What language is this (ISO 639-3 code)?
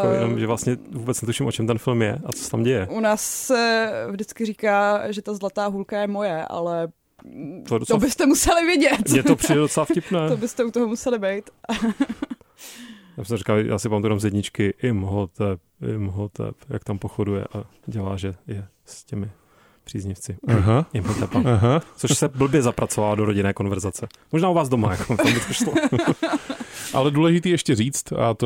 ces